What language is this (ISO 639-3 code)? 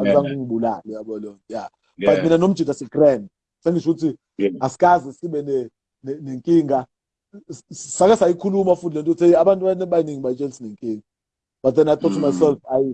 eng